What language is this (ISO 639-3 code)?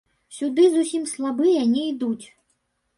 bel